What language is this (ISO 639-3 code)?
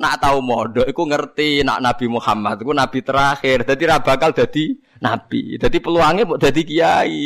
ind